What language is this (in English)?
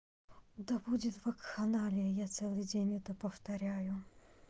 Russian